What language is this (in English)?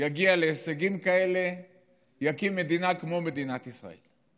Hebrew